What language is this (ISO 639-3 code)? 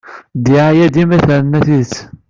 kab